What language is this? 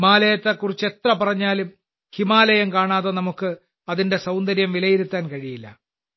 Malayalam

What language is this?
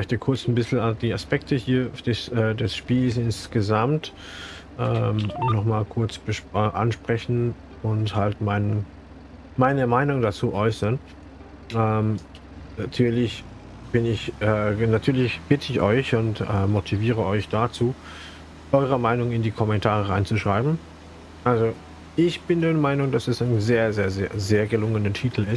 German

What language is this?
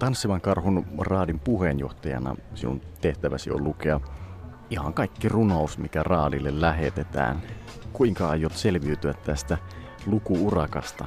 Finnish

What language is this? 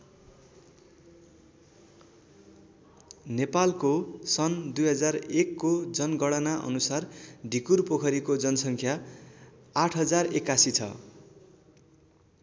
Nepali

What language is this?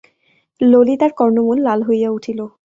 Bangla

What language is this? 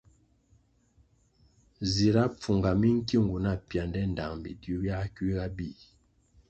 Kwasio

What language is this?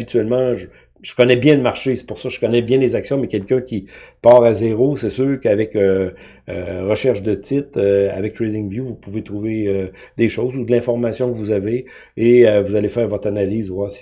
French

